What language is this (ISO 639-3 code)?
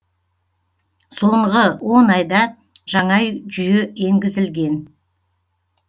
kaz